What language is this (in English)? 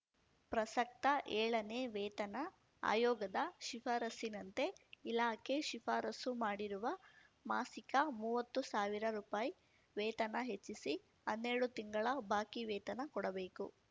Kannada